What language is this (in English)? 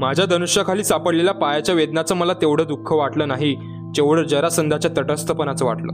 Marathi